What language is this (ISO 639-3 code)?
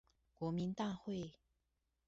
zho